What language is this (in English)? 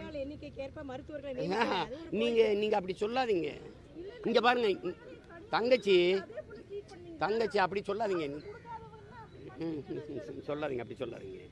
Tamil